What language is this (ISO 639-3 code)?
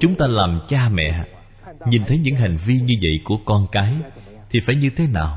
vie